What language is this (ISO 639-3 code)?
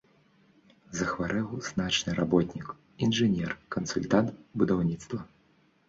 bel